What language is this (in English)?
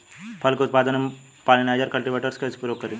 Bhojpuri